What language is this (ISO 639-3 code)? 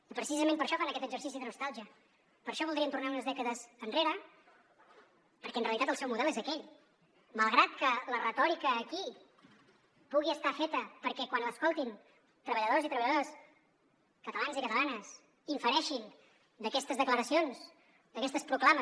cat